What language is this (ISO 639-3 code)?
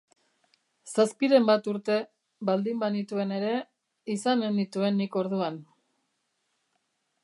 eus